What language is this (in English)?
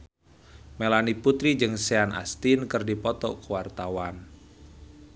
Sundanese